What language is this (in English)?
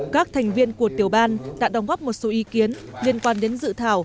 Vietnamese